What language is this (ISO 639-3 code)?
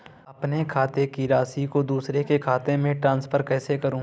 hin